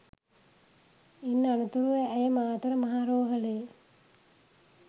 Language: Sinhala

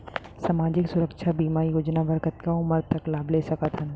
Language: Chhattisgarhi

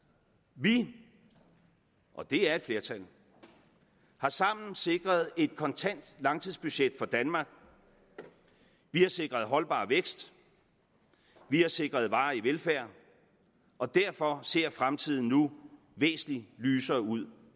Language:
Danish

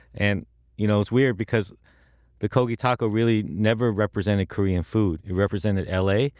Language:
English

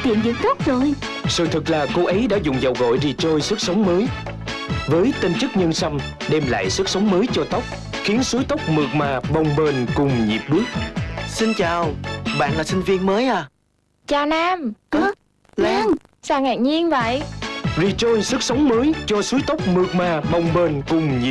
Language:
Vietnamese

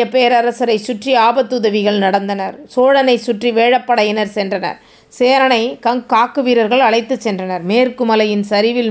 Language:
Tamil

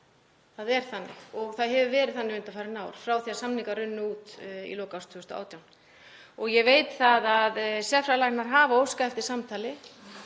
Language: Icelandic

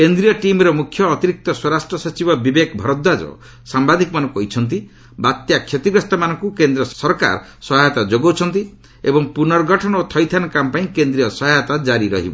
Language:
Odia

